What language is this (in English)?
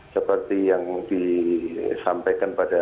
Indonesian